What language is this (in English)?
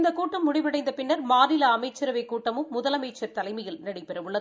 Tamil